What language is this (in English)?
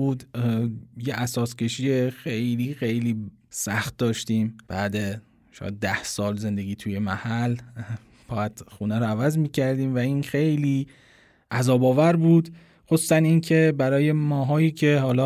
Persian